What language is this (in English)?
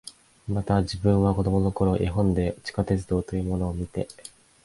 Japanese